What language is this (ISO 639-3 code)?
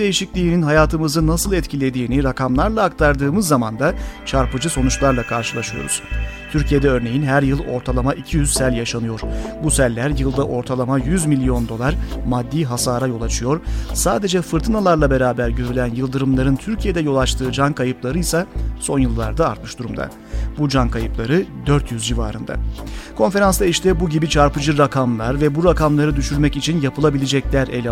tur